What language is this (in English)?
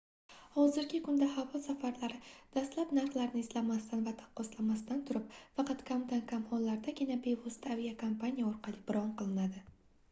Uzbek